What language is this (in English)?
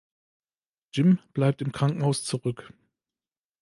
German